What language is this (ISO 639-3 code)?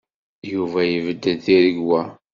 kab